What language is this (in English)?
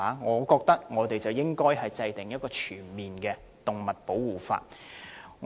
Cantonese